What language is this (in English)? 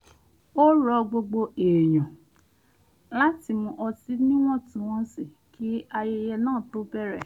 Yoruba